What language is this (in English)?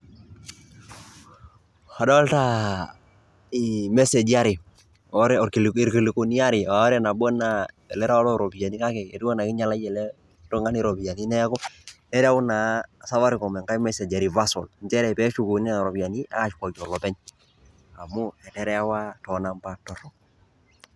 Masai